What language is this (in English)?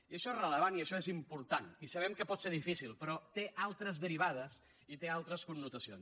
Catalan